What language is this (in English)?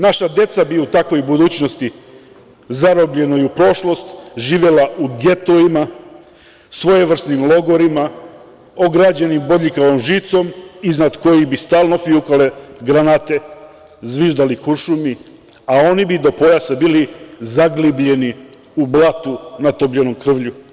Serbian